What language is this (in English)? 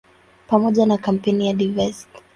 Swahili